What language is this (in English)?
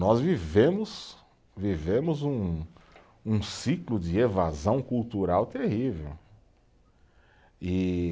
Portuguese